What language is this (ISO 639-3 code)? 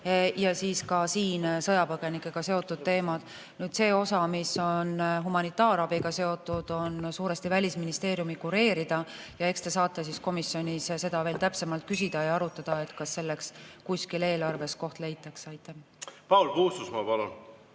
est